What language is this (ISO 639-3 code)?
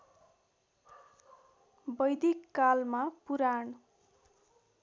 nep